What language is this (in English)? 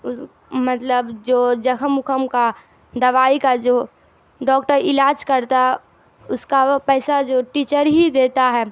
Urdu